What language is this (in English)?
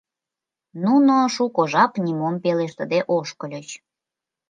Mari